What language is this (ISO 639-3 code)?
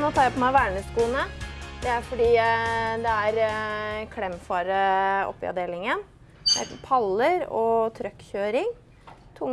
nor